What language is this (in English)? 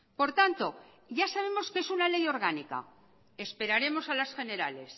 Spanish